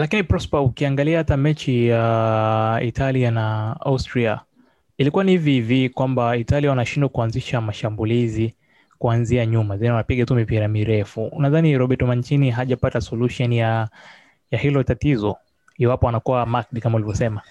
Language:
Swahili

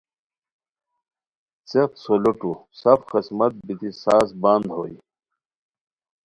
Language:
Khowar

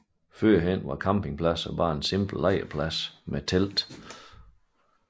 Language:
Danish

